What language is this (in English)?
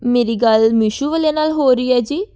Punjabi